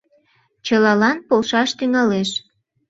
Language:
Mari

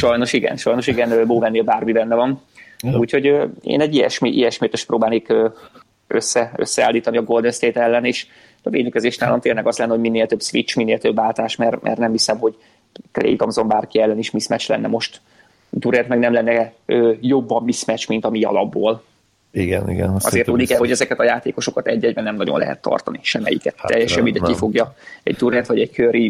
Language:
Hungarian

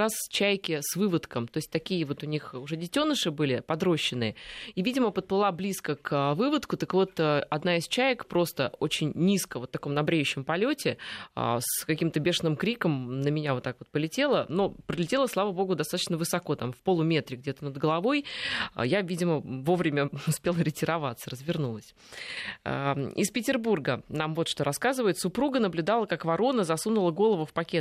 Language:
Russian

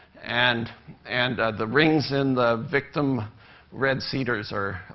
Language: English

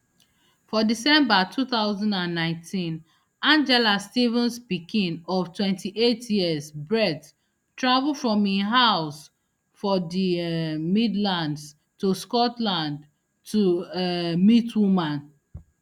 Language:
Nigerian Pidgin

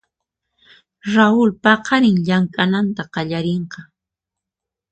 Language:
Puno Quechua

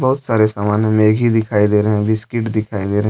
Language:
Hindi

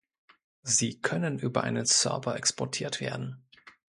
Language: German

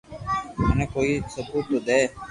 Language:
Loarki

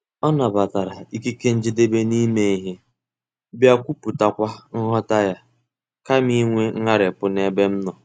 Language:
Igbo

